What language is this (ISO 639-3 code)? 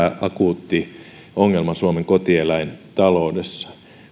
fin